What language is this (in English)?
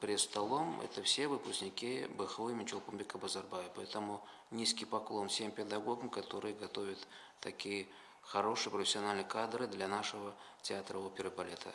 Russian